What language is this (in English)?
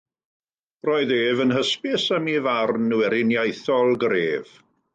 Welsh